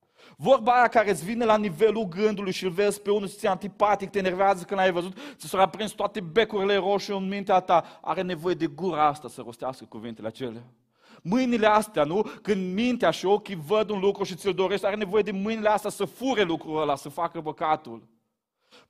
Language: Romanian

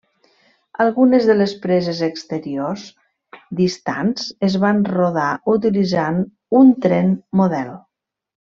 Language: Catalan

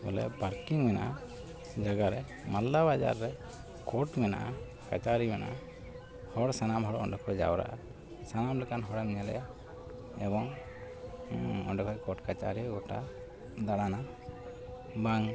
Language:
Santali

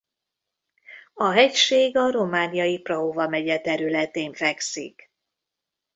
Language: Hungarian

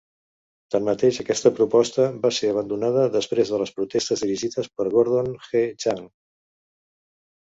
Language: Catalan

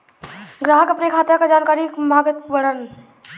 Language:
Bhojpuri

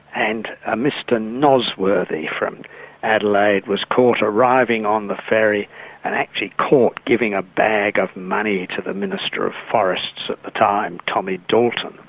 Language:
English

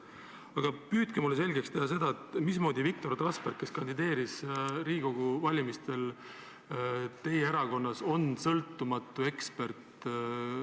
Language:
Estonian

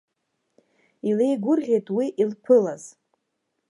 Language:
Abkhazian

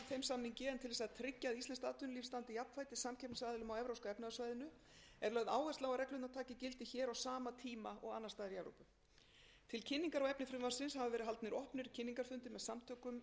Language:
Icelandic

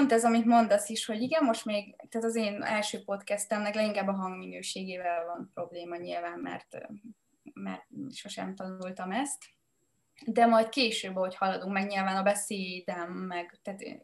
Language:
Hungarian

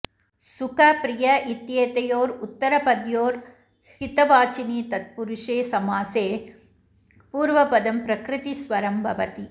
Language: Sanskrit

